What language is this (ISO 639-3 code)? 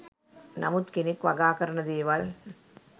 sin